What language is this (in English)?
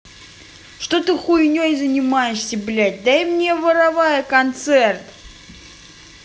Russian